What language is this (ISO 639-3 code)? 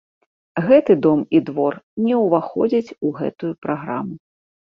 bel